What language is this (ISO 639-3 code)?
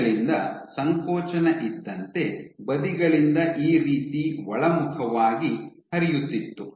kan